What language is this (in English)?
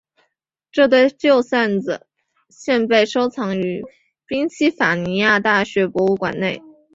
Chinese